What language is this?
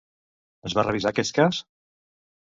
Catalan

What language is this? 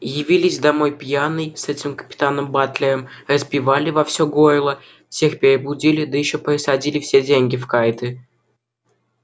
Russian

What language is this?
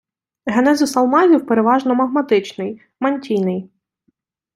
Ukrainian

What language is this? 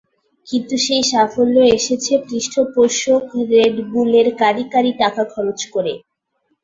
Bangla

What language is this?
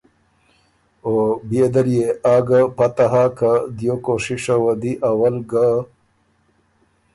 Ormuri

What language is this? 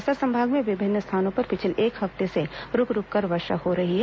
Hindi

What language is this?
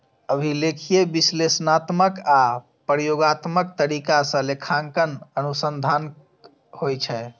Maithili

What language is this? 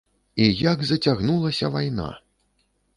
Belarusian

